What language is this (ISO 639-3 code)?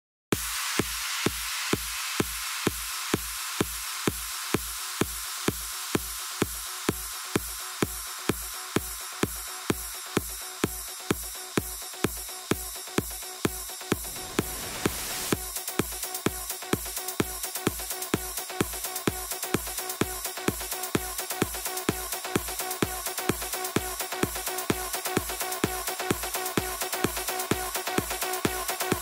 ces